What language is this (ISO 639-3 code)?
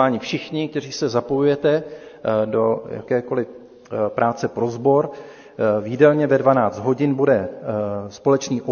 ces